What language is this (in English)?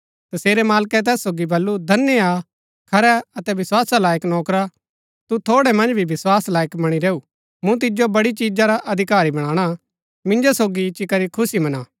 Gaddi